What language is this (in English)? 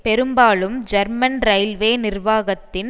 Tamil